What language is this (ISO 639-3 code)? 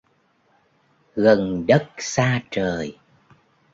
vie